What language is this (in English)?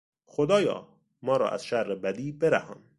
Persian